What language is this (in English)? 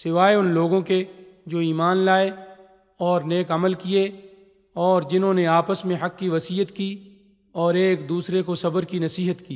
Urdu